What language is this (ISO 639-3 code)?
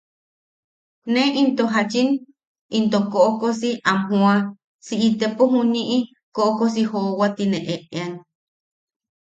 yaq